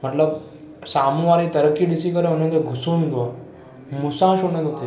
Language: Sindhi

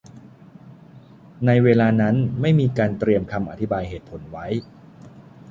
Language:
Thai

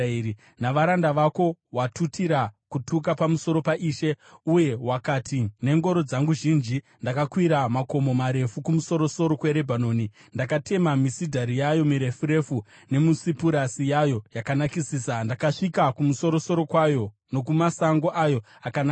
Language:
Shona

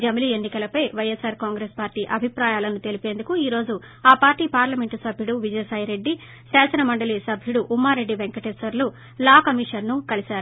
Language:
Telugu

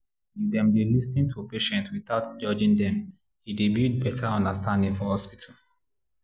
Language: Nigerian Pidgin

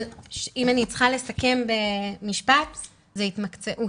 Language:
Hebrew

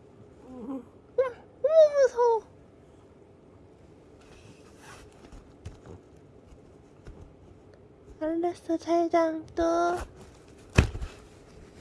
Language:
Korean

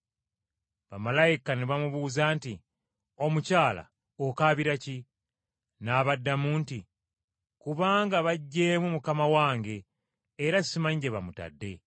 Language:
Ganda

